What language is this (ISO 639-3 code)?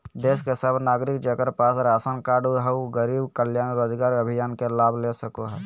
mag